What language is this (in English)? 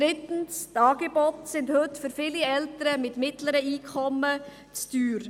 Swiss German